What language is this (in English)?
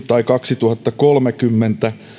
Finnish